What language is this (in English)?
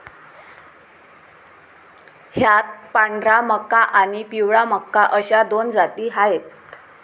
Marathi